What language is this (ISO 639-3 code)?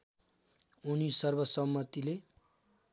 nep